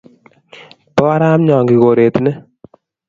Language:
Kalenjin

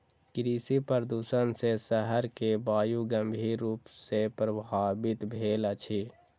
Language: Maithili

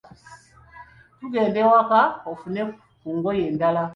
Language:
Ganda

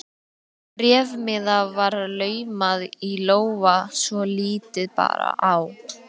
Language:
Icelandic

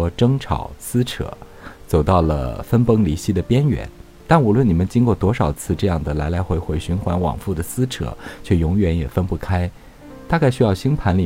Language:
Chinese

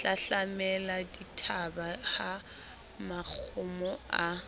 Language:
Southern Sotho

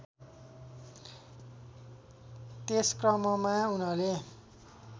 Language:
Nepali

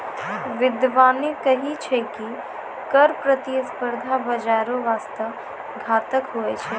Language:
Maithili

